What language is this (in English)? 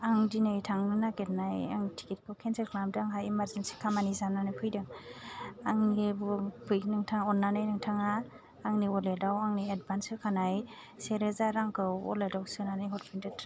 Bodo